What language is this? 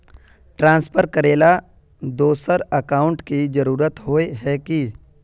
Magahi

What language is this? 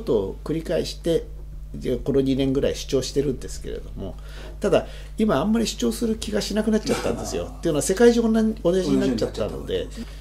Japanese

